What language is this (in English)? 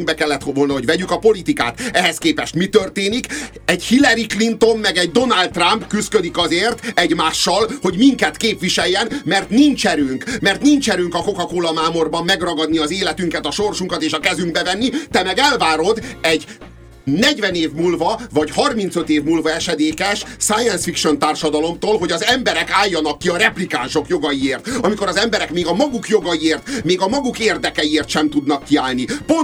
Hungarian